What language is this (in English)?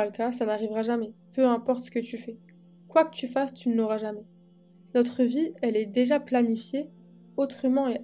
French